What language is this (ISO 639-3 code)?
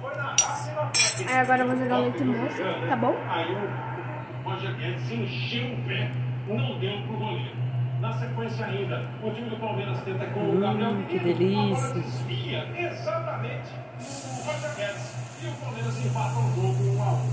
por